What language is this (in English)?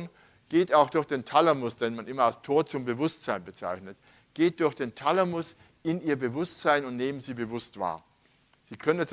German